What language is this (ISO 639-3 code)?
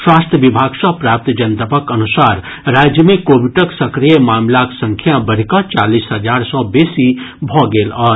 mai